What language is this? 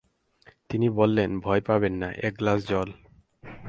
Bangla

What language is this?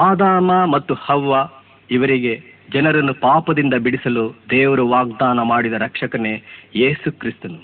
Kannada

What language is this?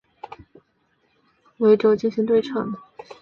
Chinese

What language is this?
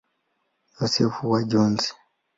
Swahili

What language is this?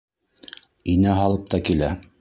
Bashkir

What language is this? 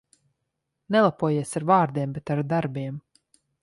Latvian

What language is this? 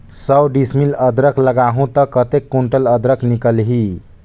Chhattisgarhi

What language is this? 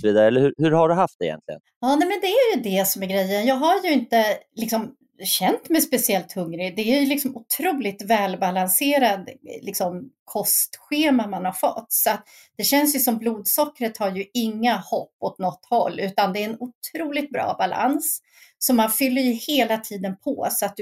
Swedish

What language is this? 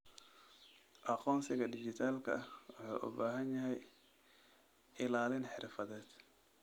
Somali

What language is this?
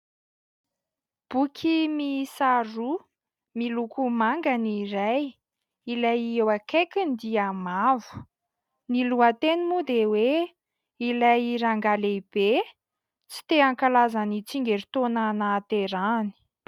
Malagasy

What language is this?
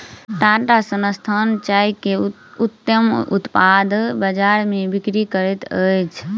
Maithili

